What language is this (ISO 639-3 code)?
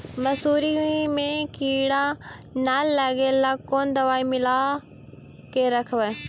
mag